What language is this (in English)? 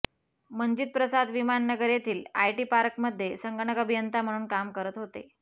Marathi